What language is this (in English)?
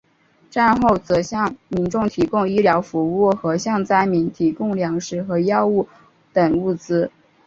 Chinese